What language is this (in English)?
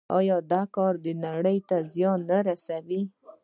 Pashto